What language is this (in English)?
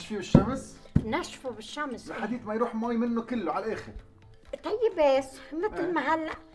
Arabic